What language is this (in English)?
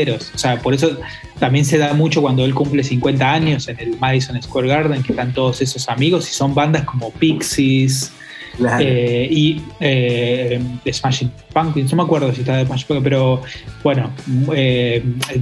Spanish